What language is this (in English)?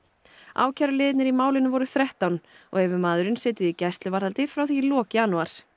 Icelandic